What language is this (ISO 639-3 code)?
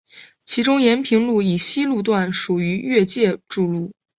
zho